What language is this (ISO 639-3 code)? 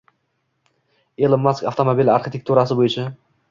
uzb